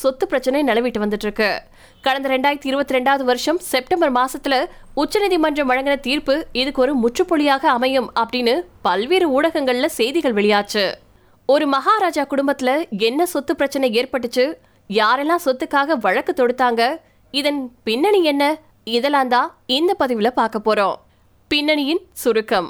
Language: Tamil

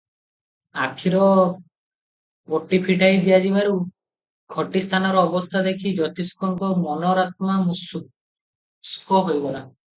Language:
Odia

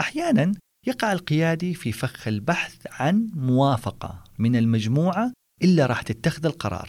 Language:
Arabic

